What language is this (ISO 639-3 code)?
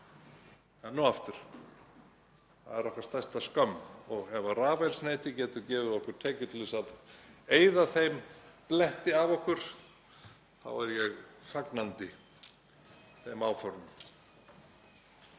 isl